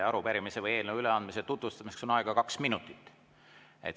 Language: Estonian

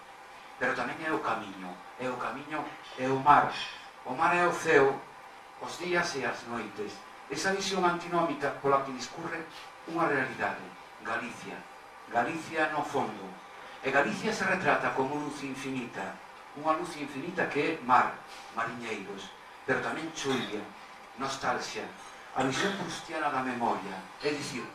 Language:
Spanish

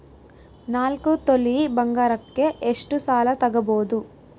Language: Kannada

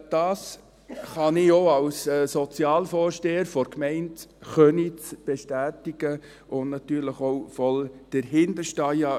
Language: Swiss German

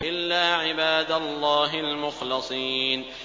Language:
Arabic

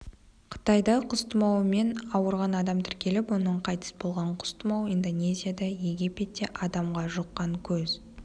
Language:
Kazakh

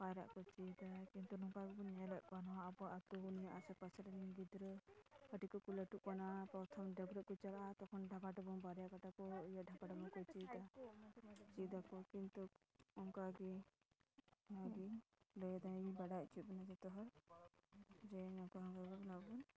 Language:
Santali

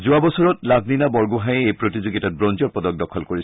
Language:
Assamese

